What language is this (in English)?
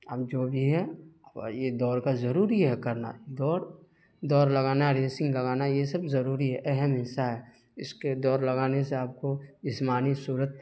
Urdu